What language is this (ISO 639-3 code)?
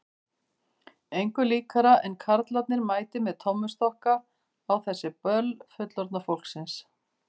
isl